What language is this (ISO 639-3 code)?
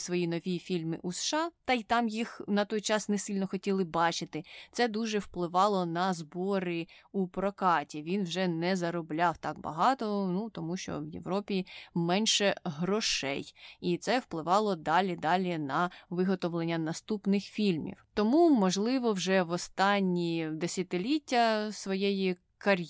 ukr